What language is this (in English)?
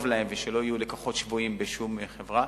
Hebrew